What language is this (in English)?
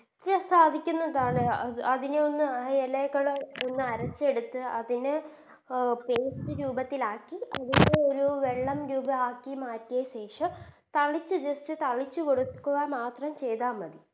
Malayalam